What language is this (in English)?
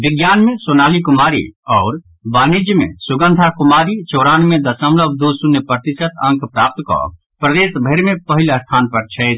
Maithili